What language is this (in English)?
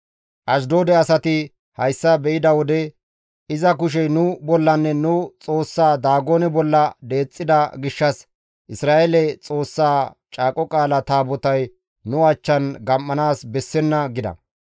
Gamo